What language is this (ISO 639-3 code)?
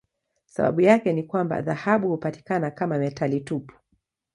swa